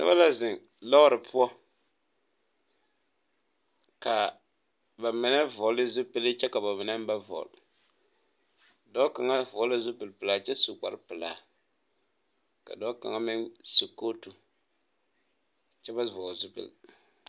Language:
Southern Dagaare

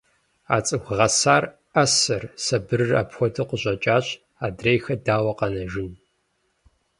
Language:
Kabardian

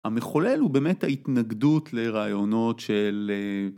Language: Hebrew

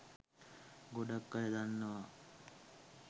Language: Sinhala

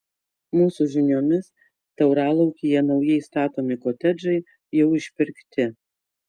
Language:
Lithuanian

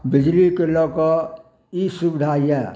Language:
Maithili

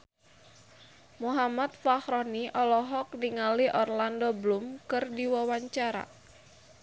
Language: Sundanese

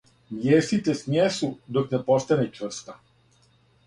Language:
Serbian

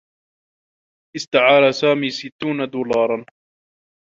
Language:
Arabic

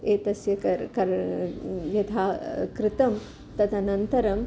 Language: Sanskrit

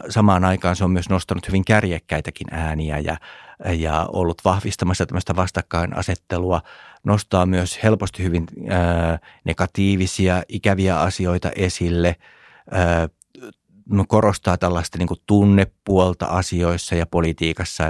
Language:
Finnish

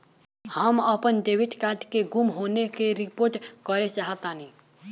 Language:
Bhojpuri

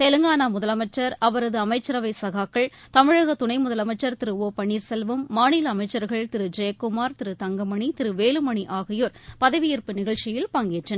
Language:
Tamil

